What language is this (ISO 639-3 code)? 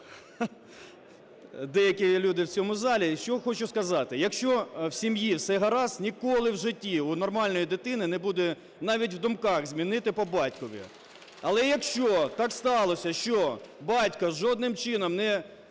ukr